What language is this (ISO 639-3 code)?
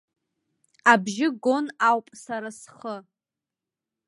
abk